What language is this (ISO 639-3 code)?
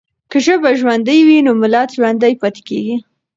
pus